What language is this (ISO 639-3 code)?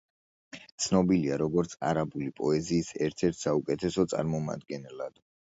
kat